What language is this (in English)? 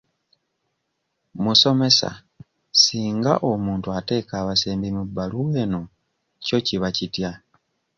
Ganda